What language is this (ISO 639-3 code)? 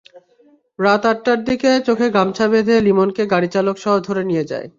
ben